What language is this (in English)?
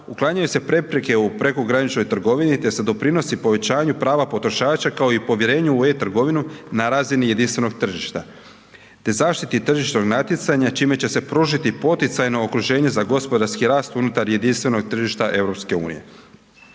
Croatian